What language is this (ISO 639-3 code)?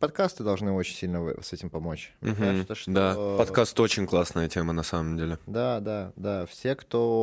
rus